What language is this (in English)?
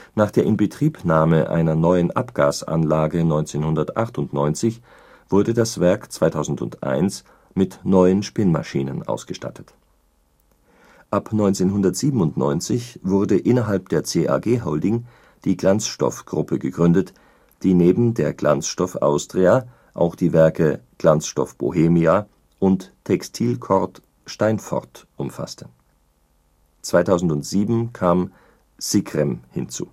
German